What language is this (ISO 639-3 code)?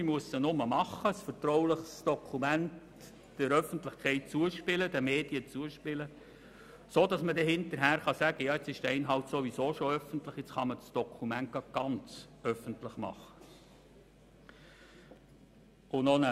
gsw